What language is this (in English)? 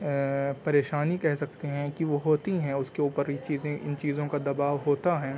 Urdu